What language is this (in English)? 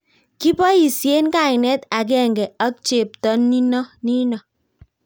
Kalenjin